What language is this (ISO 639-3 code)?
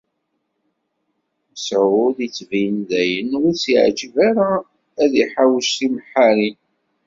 kab